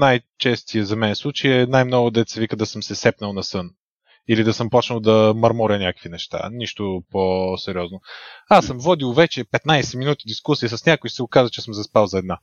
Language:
Bulgarian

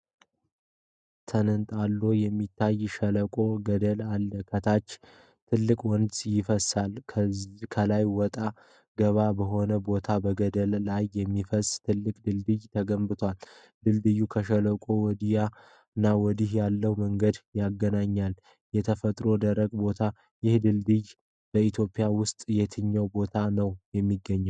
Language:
Amharic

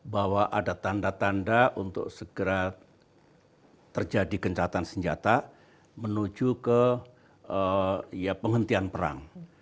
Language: Indonesian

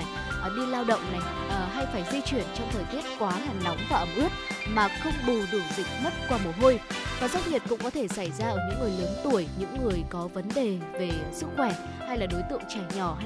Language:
Vietnamese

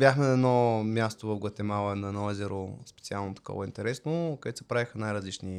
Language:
Bulgarian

